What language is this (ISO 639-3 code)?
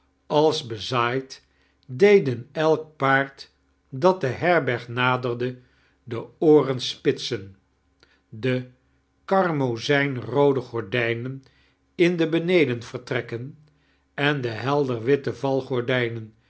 nld